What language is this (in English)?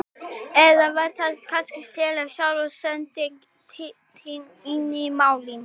Icelandic